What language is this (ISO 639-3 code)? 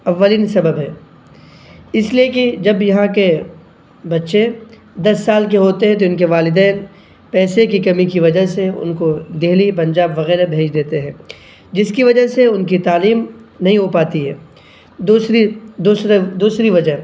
urd